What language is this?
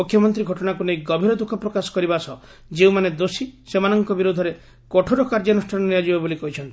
Odia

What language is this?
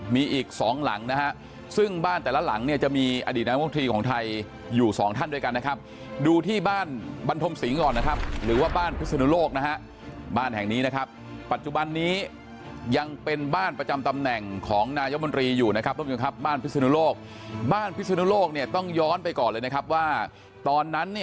Thai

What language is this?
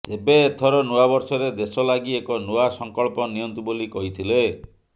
Odia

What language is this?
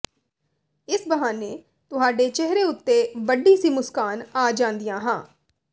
Punjabi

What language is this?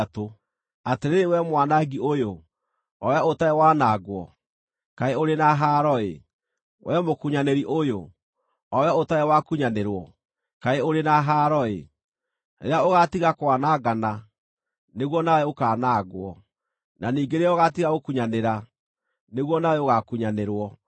Kikuyu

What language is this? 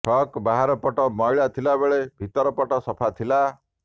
Odia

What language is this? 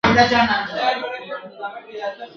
Pashto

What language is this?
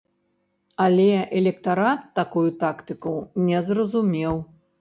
Belarusian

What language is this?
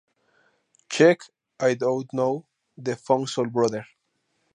Spanish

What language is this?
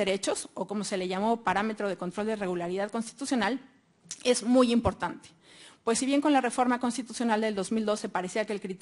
Spanish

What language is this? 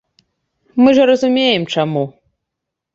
Belarusian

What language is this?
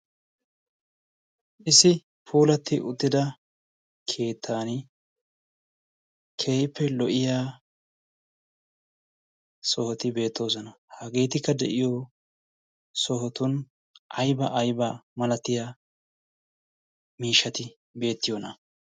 Wolaytta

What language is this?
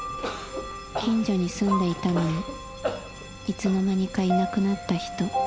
Japanese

